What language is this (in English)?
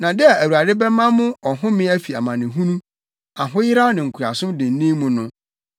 Akan